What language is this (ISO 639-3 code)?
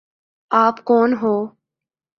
urd